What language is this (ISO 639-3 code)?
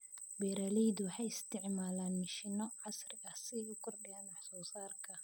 som